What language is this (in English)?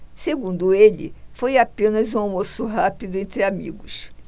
Portuguese